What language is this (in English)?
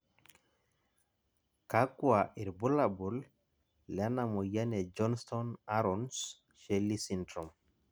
Masai